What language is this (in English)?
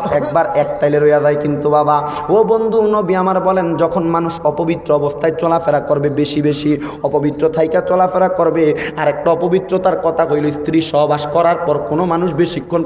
Indonesian